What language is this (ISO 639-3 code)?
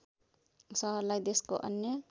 nep